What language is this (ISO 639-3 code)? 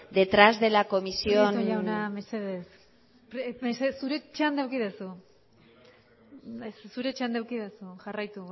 eus